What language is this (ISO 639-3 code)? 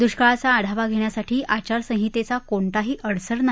mar